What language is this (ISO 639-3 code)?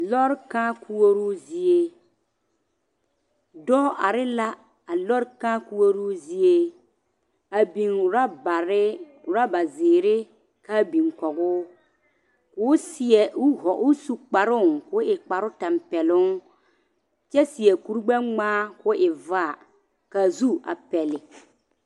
dga